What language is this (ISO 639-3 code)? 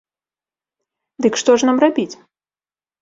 bel